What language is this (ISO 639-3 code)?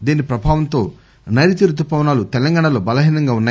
tel